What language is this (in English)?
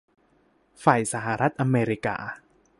Thai